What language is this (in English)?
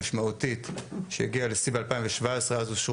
Hebrew